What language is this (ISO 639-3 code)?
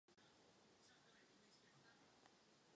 ces